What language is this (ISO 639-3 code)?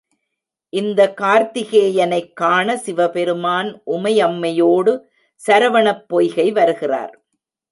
tam